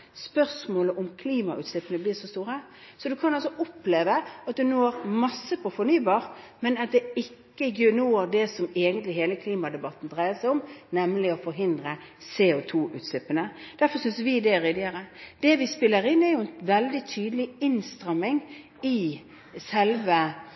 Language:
Norwegian Bokmål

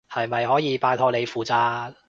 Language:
Cantonese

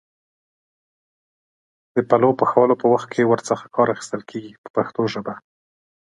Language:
Pashto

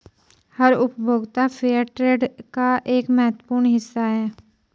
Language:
Hindi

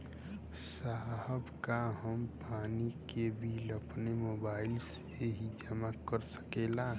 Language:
Bhojpuri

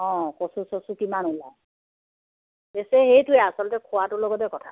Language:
Assamese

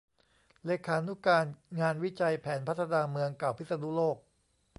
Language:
Thai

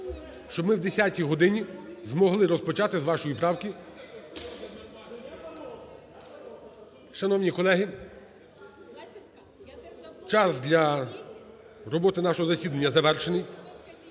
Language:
Ukrainian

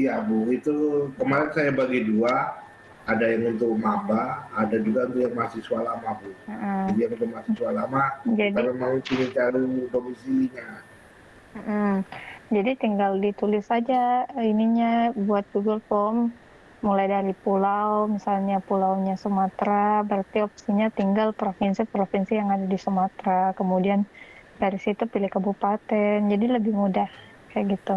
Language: Indonesian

